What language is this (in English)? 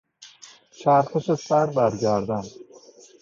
Persian